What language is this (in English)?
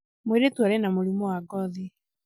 Kikuyu